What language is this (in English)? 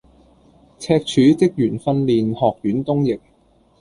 Cantonese